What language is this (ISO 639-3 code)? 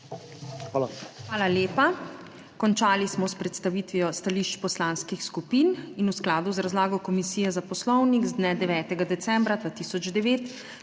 slv